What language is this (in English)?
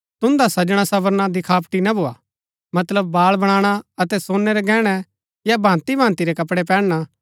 Gaddi